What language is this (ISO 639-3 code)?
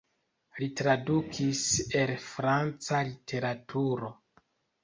epo